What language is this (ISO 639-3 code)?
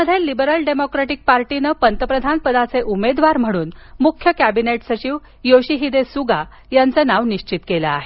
mar